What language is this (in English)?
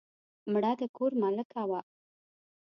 Pashto